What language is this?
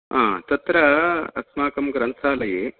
Sanskrit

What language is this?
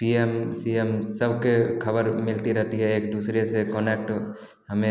Hindi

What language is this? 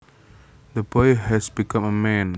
Javanese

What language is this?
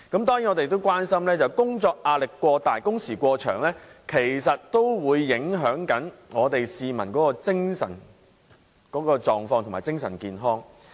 Cantonese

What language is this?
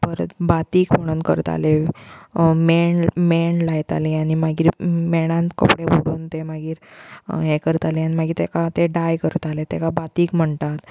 Konkani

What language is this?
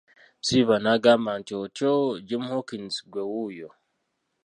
Ganda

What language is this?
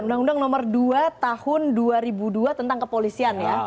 Indonesian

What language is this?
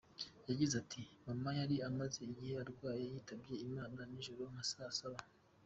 Kinyarwanda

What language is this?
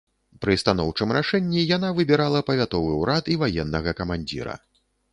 Belarusian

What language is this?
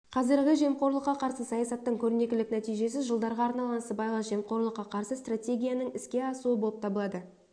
Kazakh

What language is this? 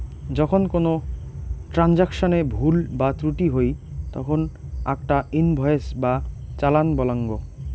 Bangla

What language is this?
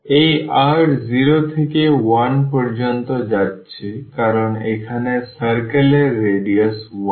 Bangla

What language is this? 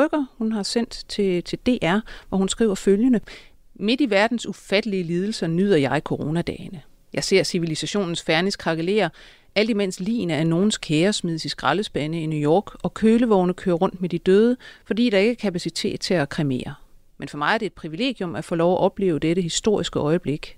Danish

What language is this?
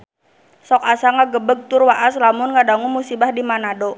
Sundanese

